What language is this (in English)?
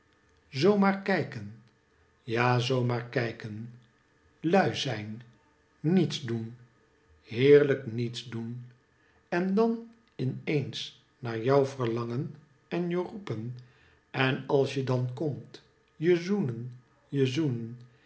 Dutch